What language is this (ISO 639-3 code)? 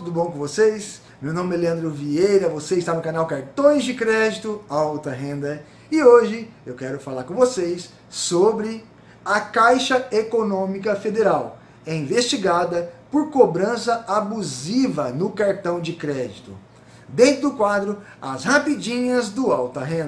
por